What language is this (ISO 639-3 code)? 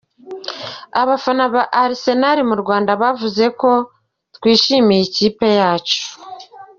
kin